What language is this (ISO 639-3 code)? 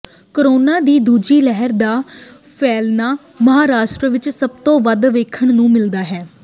pan